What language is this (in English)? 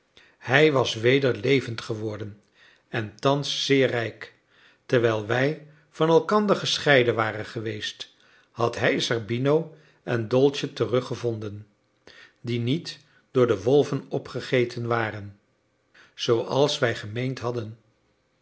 Dutch